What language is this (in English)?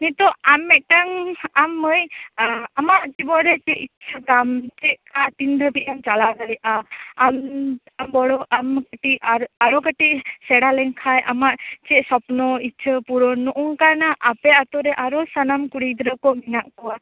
Santali